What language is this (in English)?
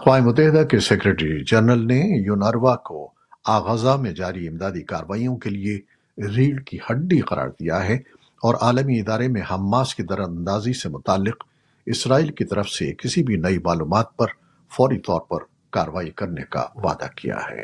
Urdu